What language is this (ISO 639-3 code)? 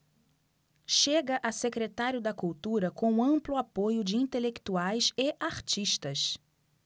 por